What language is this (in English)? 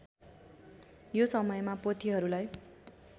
Nepali